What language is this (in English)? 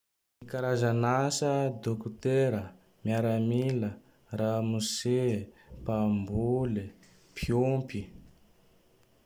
Tandroy-Mahafaly Malagasy